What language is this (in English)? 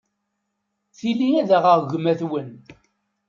Kabyle